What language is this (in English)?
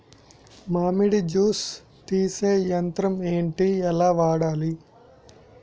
Telugu